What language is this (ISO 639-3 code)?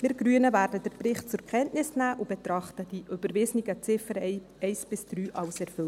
gsw